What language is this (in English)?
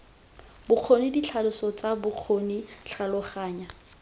Tswana